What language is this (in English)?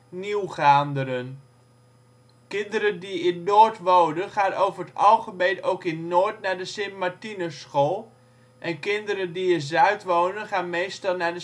Dutch